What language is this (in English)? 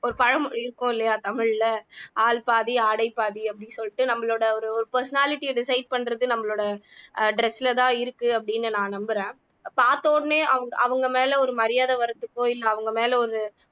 Tamil